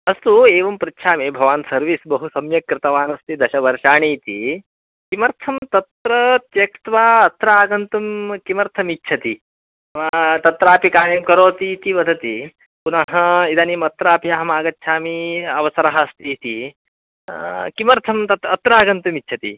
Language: Sanskrit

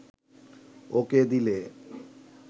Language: Bangla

